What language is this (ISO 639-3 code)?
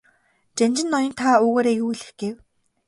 mon